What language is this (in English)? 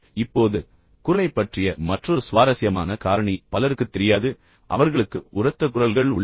Tamil